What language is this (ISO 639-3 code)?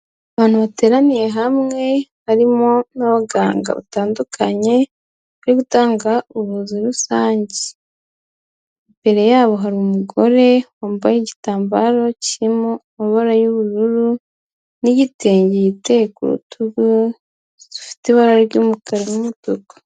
kin